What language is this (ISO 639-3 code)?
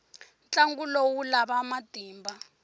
tso